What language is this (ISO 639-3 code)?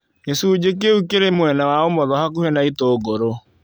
kik